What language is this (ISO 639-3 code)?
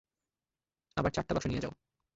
ben